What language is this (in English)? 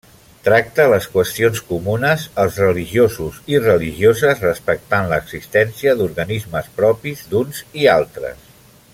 Catalan